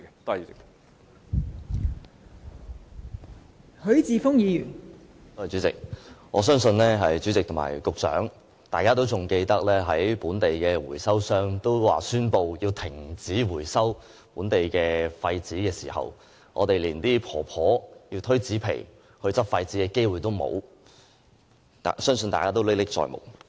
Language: Cantonese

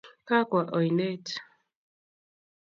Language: Kalenjin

